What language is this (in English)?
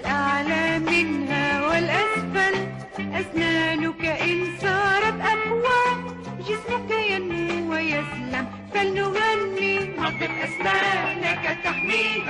Arabic